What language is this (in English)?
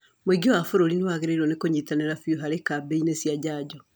Kikuyu